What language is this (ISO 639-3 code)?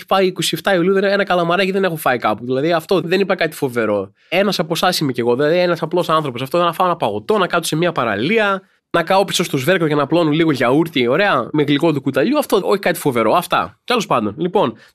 ell